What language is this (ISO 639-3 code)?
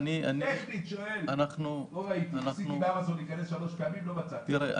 heb